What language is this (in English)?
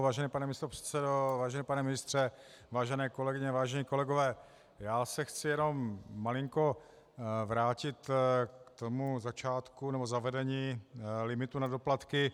Czech